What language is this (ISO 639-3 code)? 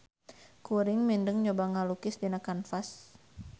sun